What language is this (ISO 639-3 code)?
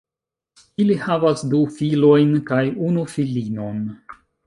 epo